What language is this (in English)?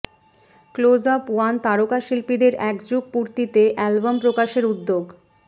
Bangla